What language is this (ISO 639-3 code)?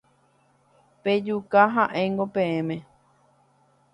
grn